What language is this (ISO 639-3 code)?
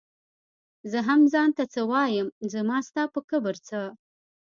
pus